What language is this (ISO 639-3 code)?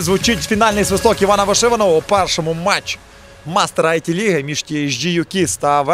ukr